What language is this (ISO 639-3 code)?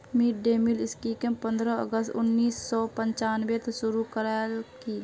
mag